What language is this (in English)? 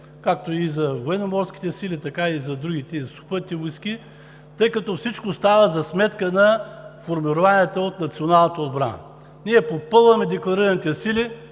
Bulgarian